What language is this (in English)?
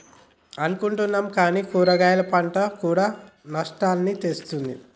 Telugu